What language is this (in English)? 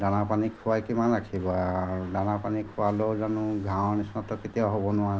Assamese